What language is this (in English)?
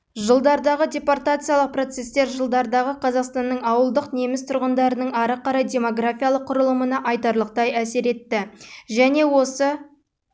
Kazakh